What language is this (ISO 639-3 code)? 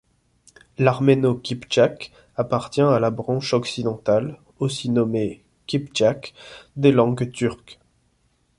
fra